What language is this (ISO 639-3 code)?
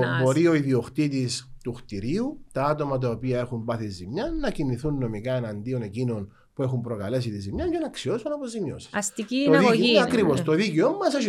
ell